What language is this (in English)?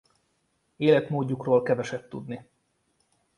Hungarian